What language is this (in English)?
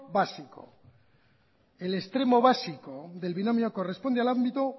Spanish